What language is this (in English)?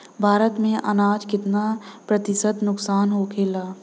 Bhojpuri